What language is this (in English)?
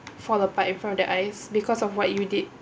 English